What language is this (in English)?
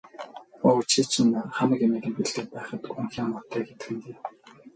Mongolian